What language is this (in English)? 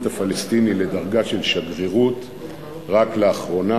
Hebrew